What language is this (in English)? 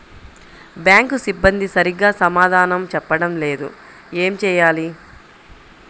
Telugu